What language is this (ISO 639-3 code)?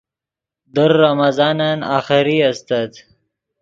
ydg